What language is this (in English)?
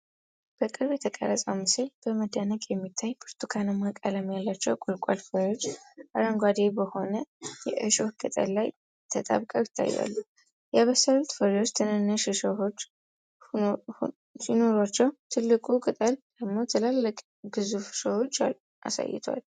Amharic